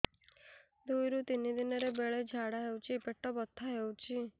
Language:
Odia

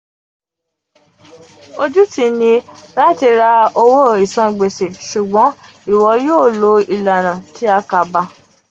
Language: Yoruba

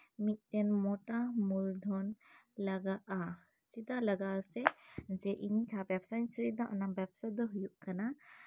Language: Santali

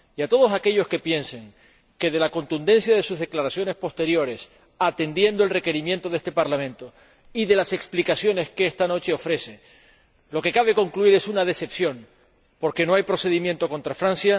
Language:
Spanish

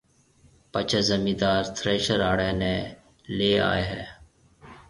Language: Marwari (Pakistan)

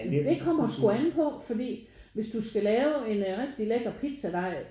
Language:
Danish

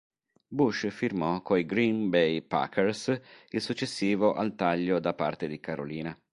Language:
Italian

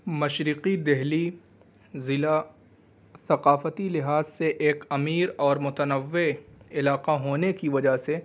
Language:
Urdu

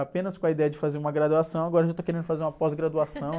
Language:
Portuguese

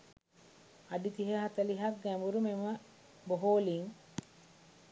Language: Sinhala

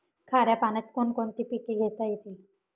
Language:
Marathi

